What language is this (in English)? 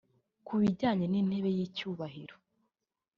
Kinyarwanda